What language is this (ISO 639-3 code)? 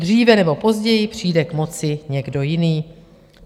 ces